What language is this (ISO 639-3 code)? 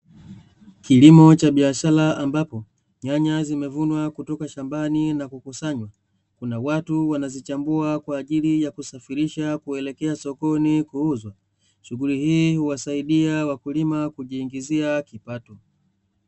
swa